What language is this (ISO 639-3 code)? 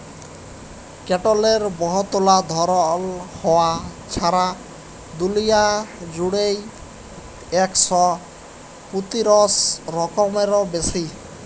ben